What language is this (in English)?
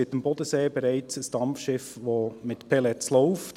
Swiss German